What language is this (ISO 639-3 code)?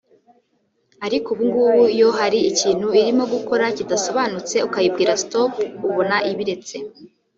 kin